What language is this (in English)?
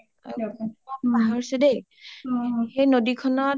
Assamese